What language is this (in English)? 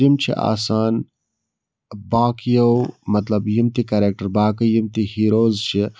Kashmiri